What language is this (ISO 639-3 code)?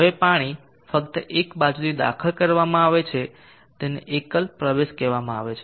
guj